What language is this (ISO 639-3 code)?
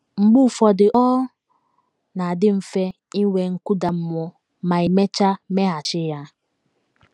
ibo